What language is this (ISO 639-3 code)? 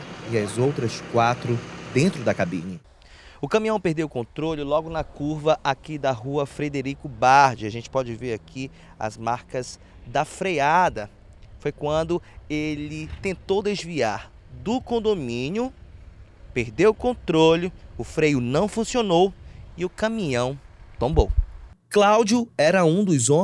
por